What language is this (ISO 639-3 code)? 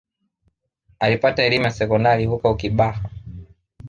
swa